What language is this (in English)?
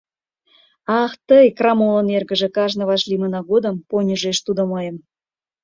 Mari